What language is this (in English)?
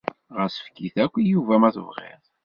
Kabyle